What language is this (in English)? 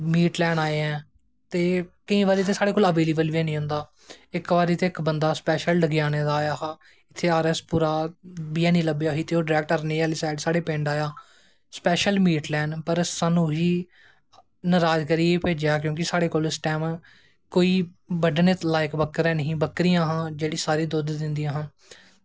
Dogri